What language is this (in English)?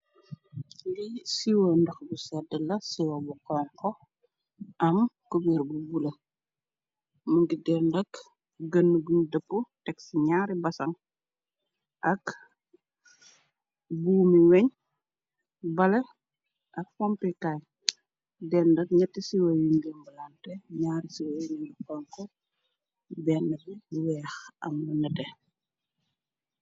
Wolof